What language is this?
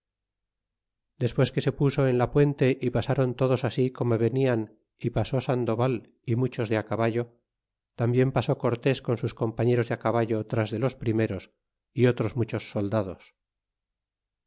Spanish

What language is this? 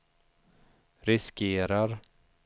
Swedish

